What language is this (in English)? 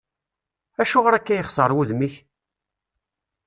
Kabyle